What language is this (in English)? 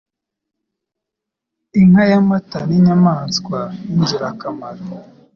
Kinyarwanda